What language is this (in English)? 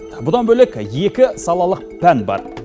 Kazakh